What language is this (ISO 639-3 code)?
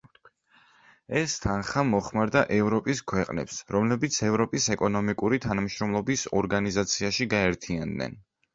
kat